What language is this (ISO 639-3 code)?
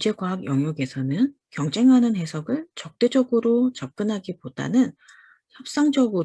kor